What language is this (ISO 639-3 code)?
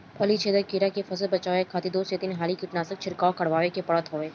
bho